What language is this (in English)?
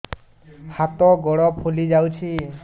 Odia